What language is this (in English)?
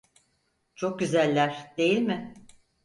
Turkish